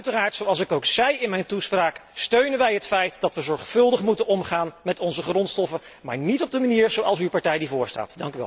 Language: Dutch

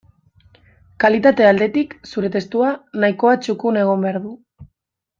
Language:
Basque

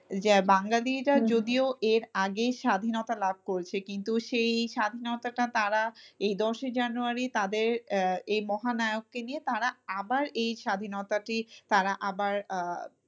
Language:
Bangla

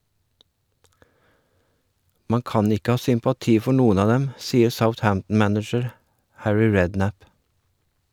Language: Norwegian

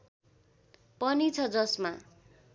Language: Nepali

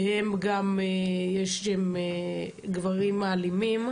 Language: Hebrew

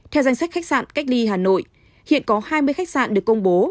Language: Vietnamese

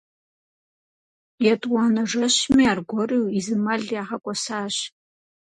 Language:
Kabardian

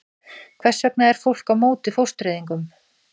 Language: Icelandic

